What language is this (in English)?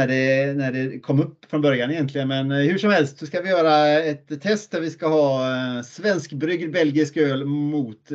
Swedish